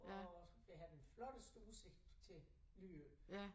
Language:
Danish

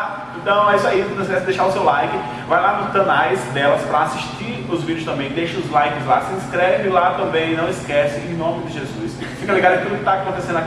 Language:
Portuguese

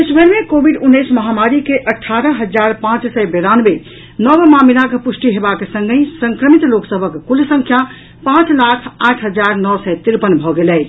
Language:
Maithili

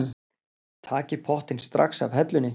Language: Icelandic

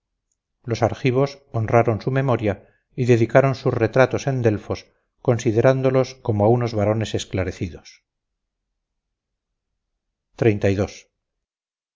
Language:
Spanish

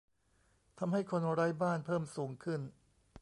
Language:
Thai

